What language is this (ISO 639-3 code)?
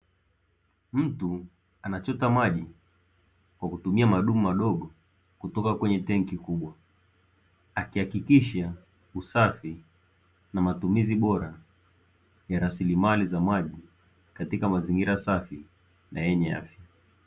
swa